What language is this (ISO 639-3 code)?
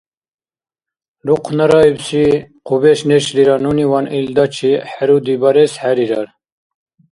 dar